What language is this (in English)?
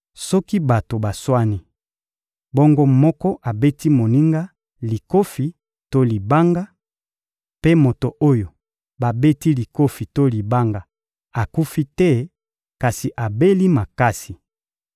Lingala